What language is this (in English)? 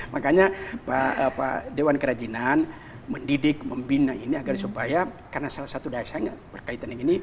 Indonesian